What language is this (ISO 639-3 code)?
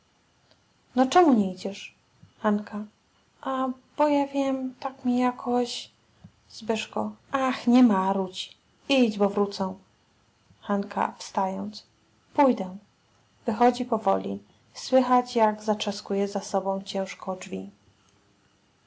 pol